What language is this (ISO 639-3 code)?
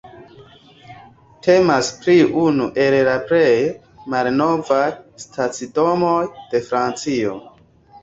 epo